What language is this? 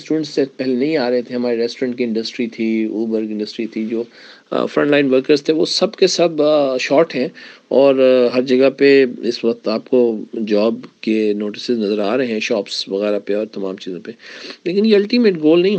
Urdu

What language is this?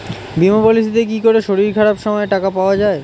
Bangla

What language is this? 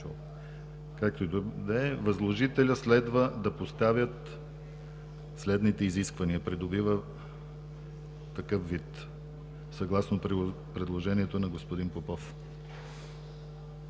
Bulgarian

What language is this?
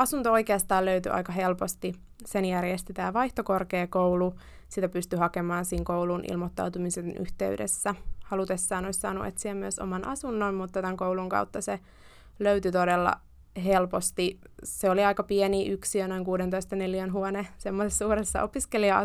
Finnish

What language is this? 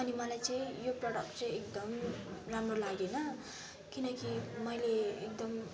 Nepali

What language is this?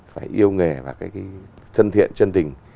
Vietnamese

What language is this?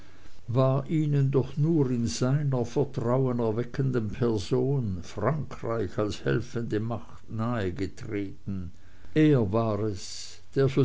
German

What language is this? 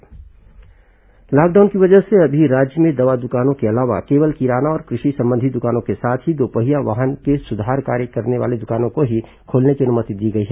Hindi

